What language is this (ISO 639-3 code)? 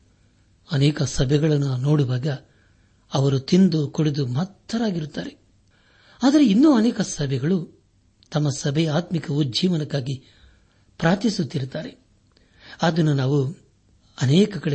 kan